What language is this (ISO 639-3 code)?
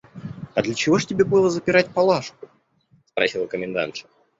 rus